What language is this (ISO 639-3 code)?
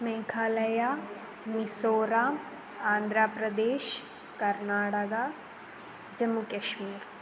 san